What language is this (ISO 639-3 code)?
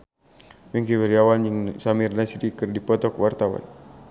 sun